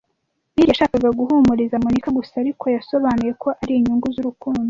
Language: Kinyarwanda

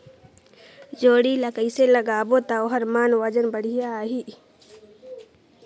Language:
Chhattisgarhi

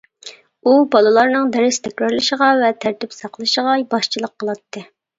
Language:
Uyghur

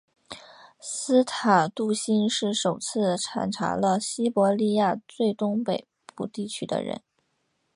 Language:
Chinese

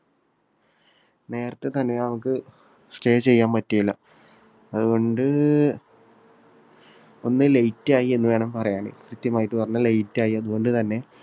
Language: Malayalam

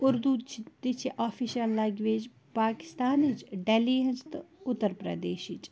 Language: Kashmiri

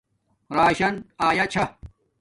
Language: Domaaki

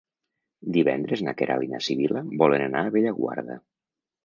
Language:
Catalan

